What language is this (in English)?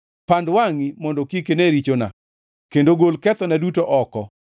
Luo (Kenya and Tanzania)